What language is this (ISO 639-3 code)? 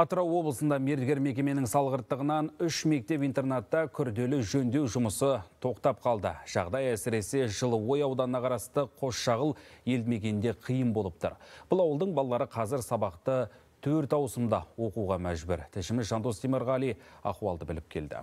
tur